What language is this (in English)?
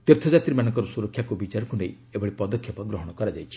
Odia